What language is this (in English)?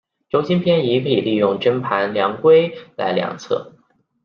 Chinese